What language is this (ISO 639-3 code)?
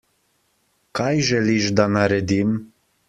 slv